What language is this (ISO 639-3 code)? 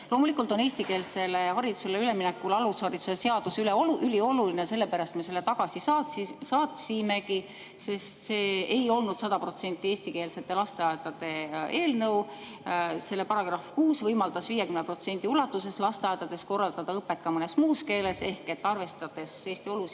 est